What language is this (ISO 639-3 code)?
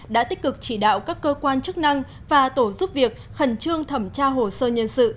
vie